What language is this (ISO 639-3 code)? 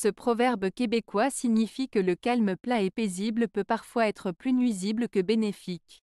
fra